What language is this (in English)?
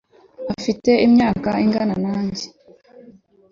Kinyarwanda